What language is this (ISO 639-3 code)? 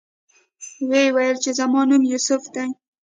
pus